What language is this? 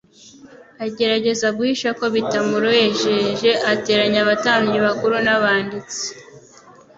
Kinyarwanda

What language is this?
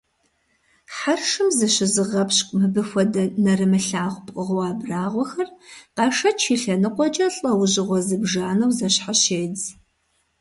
Kabardian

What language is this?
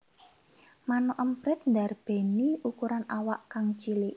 Javanese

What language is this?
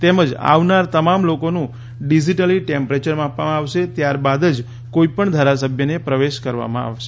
Gujarati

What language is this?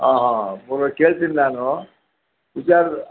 Kannada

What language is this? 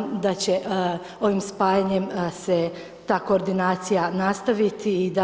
Croatian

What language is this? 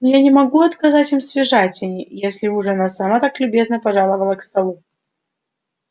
Russian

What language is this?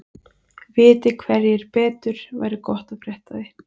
Icelandic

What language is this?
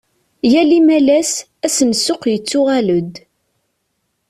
Kabyle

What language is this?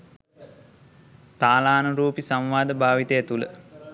Sinhala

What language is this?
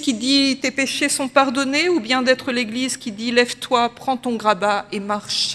French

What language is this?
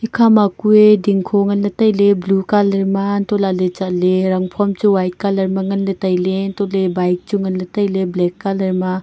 Wancho Naga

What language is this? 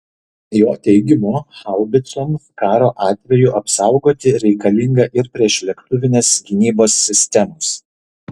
Lithuanian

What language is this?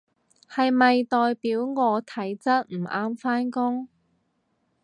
Cantonese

